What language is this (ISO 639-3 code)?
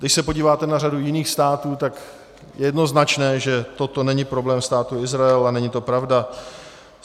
ces